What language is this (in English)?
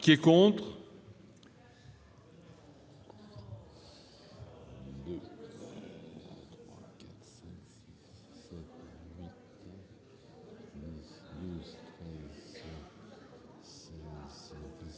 French